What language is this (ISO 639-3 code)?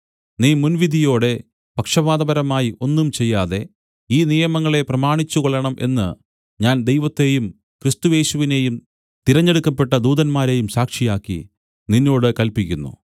mal